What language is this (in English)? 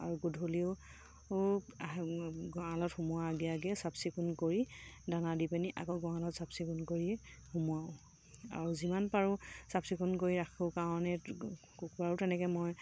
Assamese